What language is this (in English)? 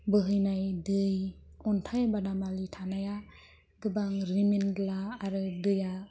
Bodo